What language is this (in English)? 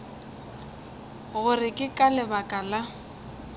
Northern Sotho